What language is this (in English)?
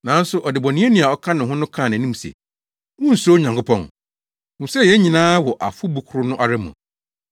Akan